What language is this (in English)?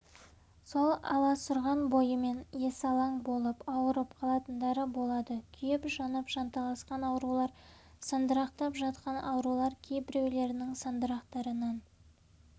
Kazakh